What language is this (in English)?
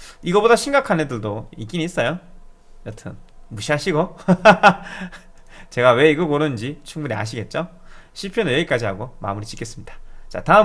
Korean